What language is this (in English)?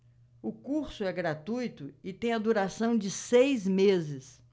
Portuguese